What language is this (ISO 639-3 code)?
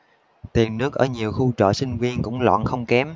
vie